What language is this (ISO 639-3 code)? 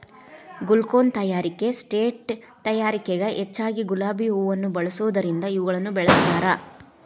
kan